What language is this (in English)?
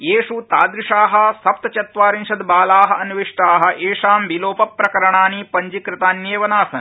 Sanskrit